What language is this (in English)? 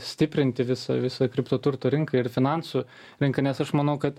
Lithuanian